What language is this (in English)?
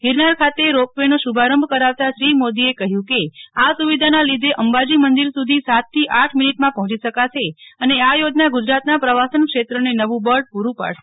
Gujarati